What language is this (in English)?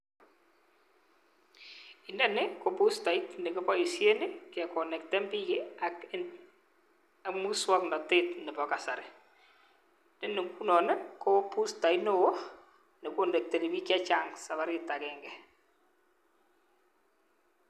Kalenjin